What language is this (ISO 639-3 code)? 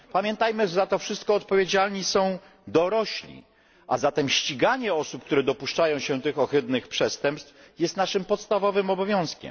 pol